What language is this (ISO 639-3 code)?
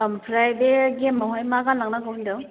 brx